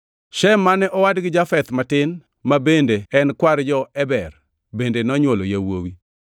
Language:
Luo (Kenya and Tanzania)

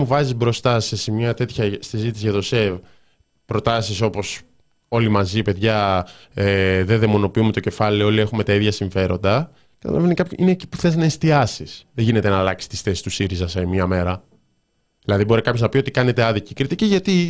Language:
Greek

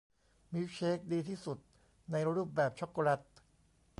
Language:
Thai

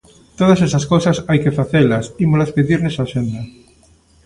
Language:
Galician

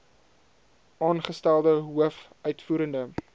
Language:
Afrikaans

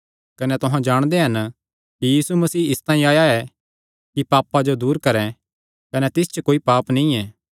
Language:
Kangri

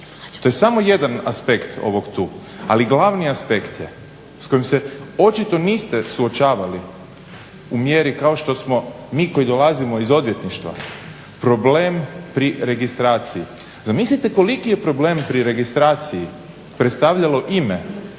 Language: Croatian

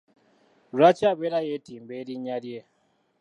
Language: Ganda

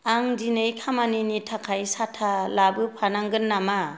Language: Bodo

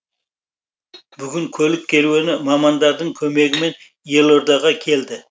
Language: Kazakh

